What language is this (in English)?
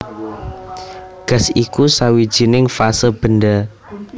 Javanese